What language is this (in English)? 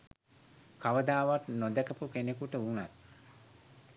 Sinhala